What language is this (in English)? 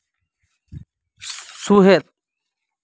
Santali